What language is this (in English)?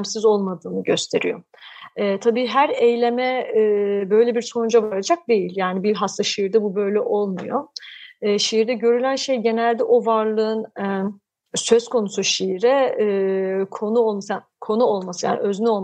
Turkish